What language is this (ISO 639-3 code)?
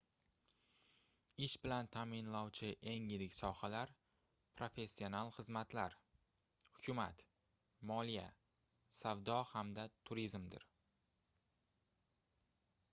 uzb